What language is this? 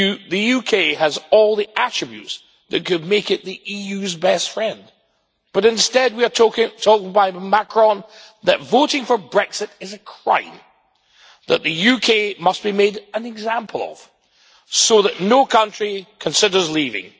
English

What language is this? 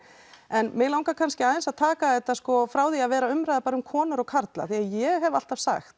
Icelandic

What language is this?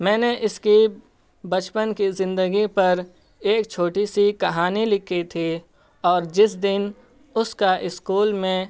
Urdu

